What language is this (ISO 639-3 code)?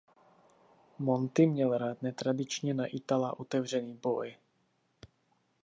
ces